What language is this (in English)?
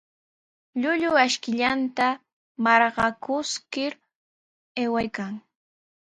Sihuas Ancash Quechua